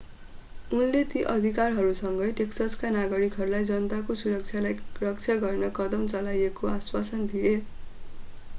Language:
Nepali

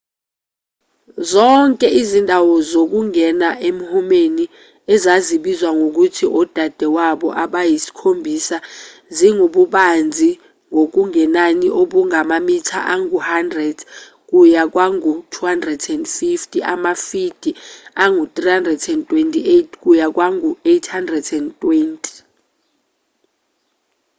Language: Zulu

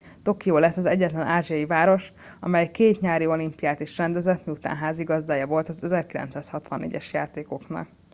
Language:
Hungarian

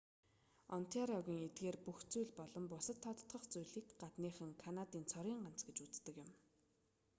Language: Mongolian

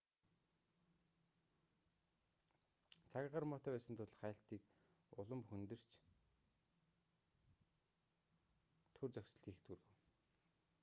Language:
Mongolian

